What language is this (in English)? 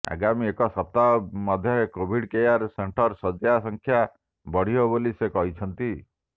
Odia